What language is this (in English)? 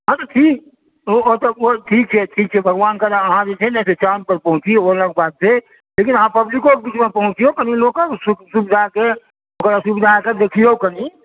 Maithili